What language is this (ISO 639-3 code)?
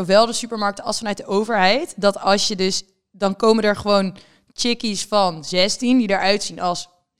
nld